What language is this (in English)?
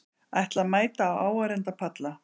Icelandic